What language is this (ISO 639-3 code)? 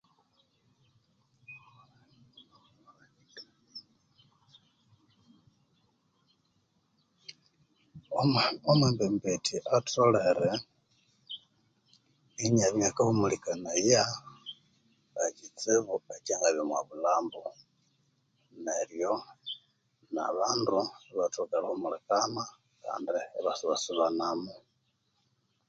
koo